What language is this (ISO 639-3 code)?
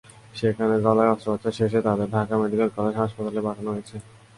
ben